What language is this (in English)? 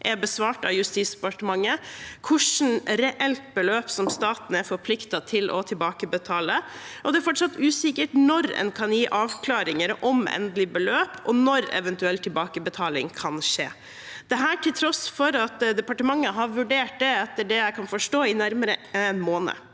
Norwegian